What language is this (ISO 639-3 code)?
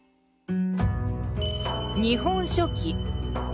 jpn